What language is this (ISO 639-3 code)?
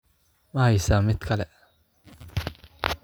som